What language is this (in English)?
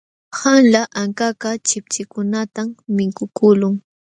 Jauja Wanca Quechua